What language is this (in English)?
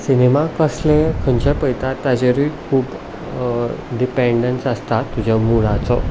Konkani